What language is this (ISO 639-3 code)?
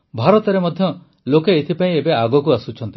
ori